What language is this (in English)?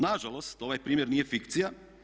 Croatian